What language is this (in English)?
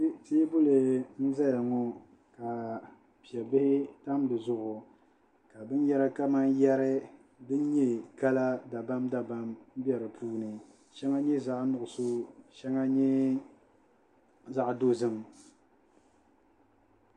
Dagbani